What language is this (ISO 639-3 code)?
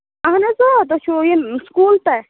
kas